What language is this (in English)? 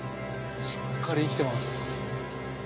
Japanese